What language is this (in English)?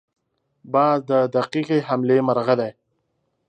Pashto